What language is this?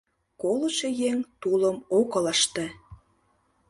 Mari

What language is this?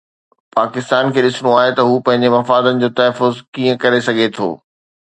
Sindhi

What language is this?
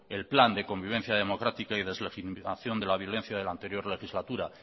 Spanish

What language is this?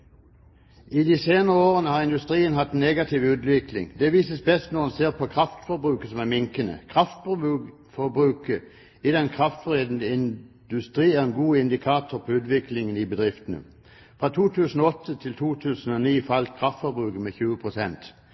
Norwegian Bokmål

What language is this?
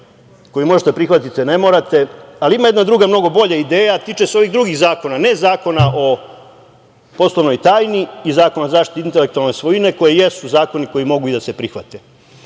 Serbian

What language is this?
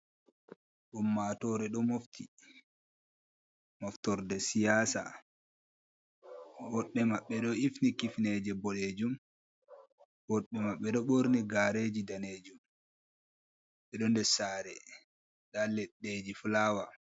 Fula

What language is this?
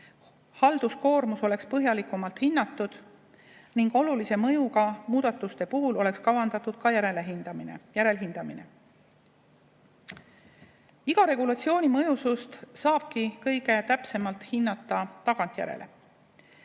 Estonian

